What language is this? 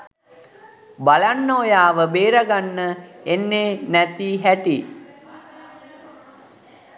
Sinhala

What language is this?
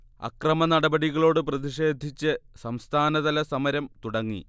Malayalam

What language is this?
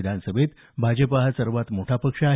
Marathi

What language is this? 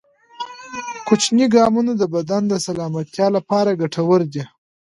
Pashto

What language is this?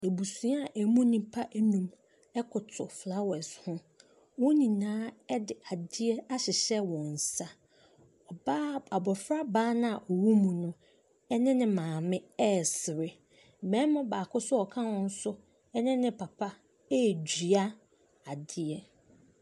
Akan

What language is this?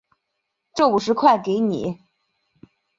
Chinese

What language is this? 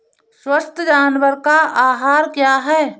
Hindi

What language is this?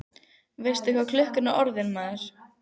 Icelandic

